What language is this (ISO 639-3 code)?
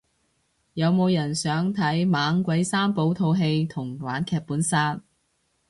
yue